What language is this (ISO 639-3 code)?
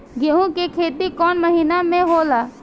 bho